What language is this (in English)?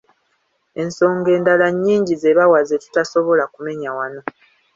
Ganda